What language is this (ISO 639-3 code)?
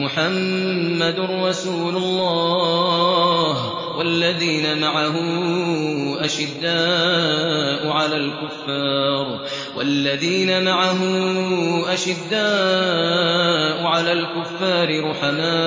ara